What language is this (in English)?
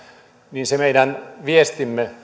Finnish